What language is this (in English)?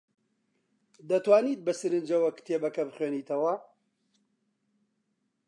Central Kurdish